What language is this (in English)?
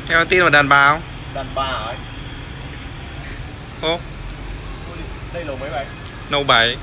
Vietnamese